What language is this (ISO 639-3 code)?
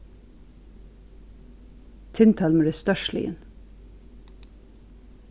fao